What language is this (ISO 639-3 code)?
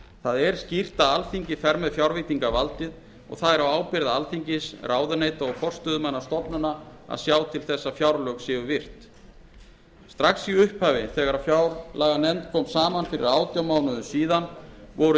isl